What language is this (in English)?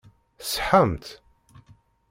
Kabyle